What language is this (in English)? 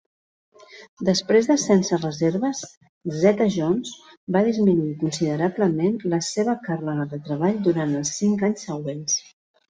Catalan